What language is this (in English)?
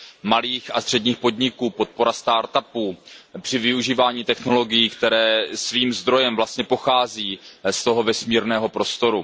Czech